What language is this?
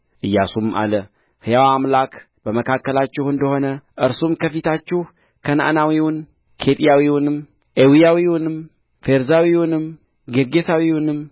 Amharic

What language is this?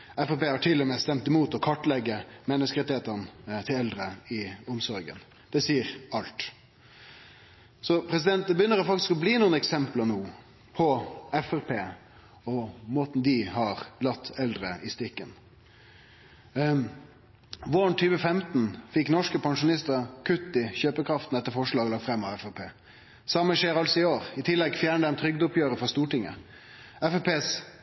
Norwegian Nynorsk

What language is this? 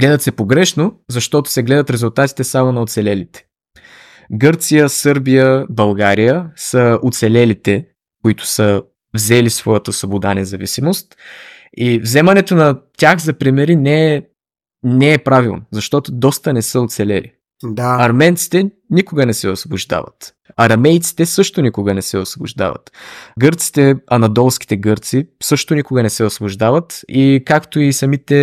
Bulgarian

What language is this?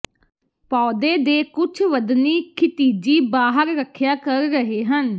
Punjabi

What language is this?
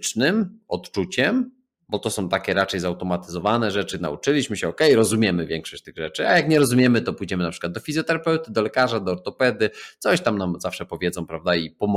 Polish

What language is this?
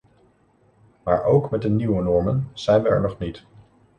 Dutch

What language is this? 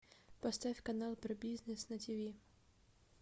Russian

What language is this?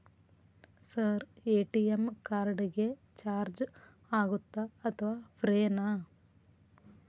Kannada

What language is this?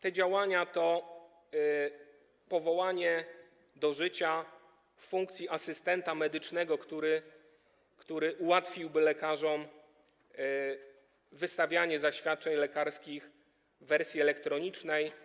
Polish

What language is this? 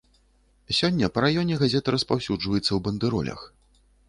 Belarusian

